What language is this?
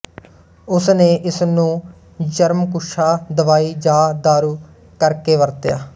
Punjabi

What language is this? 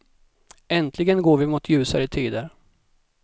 Swedish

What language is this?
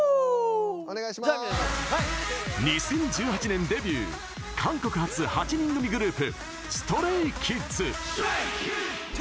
Japanese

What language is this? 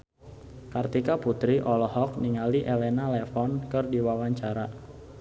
Sundanese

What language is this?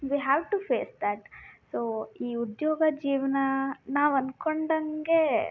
Kannada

